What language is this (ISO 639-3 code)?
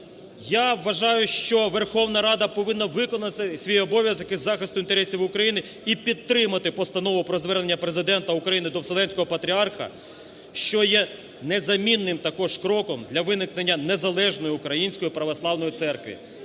ukr